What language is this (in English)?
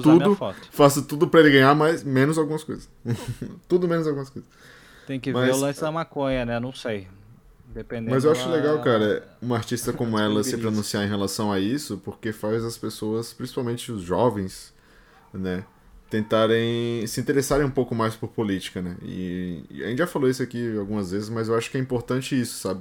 Portuguese